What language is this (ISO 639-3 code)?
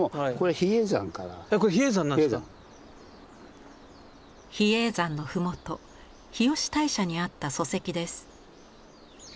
jpn